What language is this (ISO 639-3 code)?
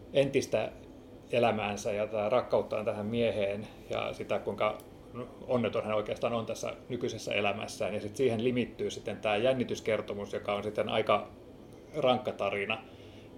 fin